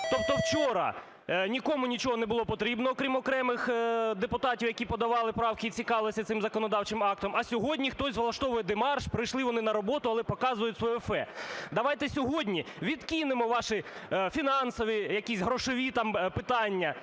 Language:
Ukrainian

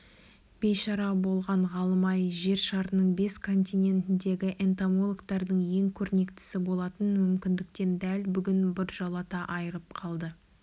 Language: Kazakh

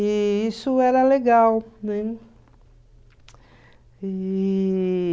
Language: Portuguese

